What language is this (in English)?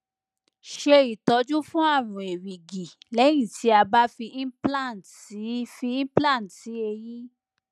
Yoruba